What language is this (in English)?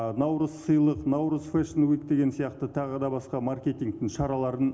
Kazakh